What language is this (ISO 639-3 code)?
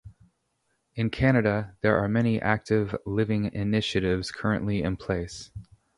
eng